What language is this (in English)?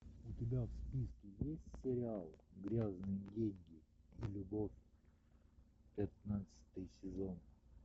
Russian